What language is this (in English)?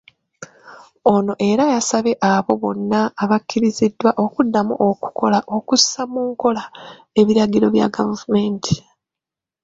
Ganda